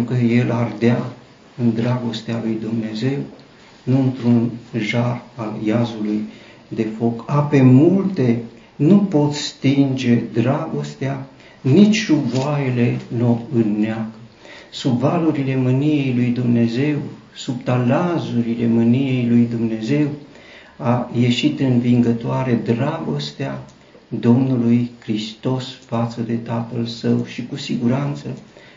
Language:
Romanian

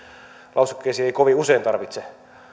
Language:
Finnish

